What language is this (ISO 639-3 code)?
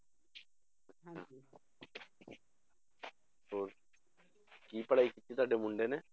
pan